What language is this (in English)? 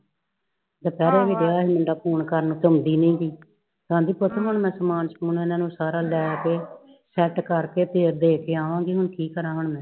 Punjabi